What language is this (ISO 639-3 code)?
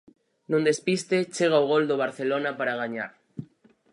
glg